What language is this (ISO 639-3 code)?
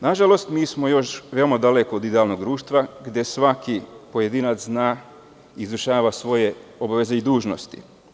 srp